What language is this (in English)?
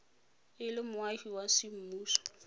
Tswana